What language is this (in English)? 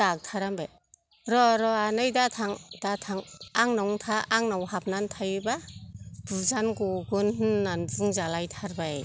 Bodo